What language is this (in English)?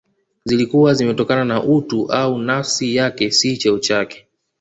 Swahili